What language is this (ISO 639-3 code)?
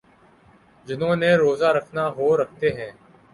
urd